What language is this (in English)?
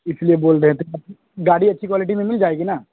Urdu